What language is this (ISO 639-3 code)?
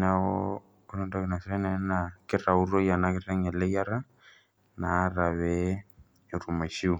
mas